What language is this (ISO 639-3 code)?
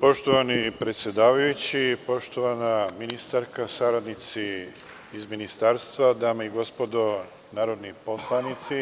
srp